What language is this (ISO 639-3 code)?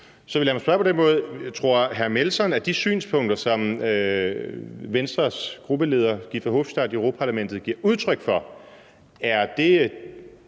dan